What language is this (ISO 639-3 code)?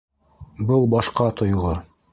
bak